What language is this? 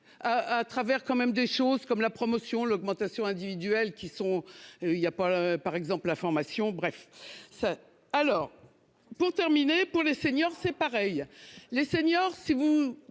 French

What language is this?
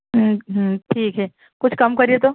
Urdu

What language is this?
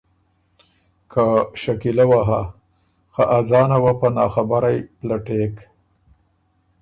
Ormuri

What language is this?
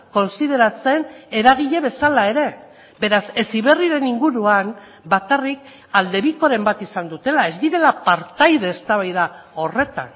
Basque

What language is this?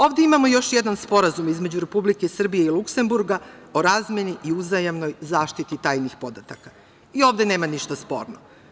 Serbian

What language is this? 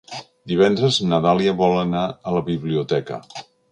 Catalan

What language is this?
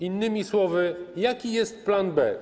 Polish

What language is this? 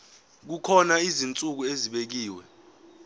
Zulu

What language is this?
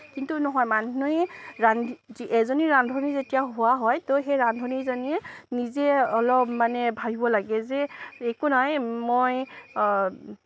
Assamese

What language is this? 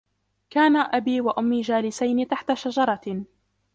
Arabic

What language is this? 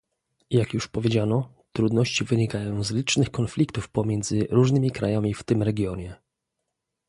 Polish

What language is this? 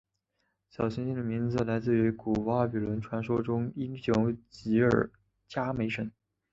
Chinese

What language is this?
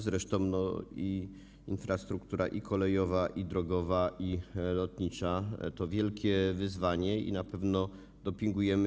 Polish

